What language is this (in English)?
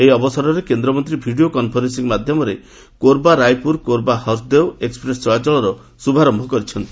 Odia